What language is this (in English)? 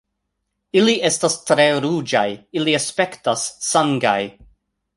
Esperanto